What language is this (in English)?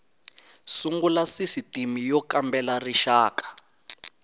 Tsonga